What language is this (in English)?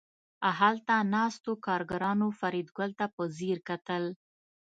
Pashto